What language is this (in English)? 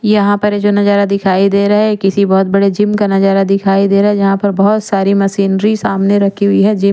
Hindi